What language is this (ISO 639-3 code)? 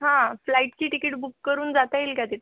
mar